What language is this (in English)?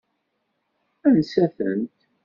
Kabyle